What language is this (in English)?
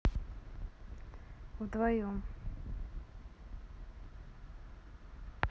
Russian